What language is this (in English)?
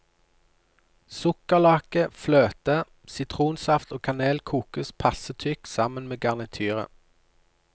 Norwegian